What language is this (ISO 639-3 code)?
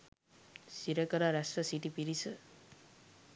sin